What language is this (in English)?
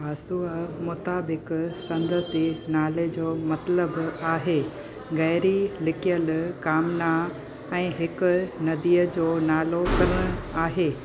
Sindhi